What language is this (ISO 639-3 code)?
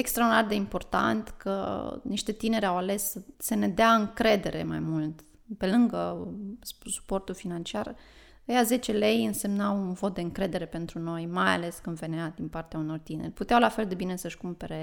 ron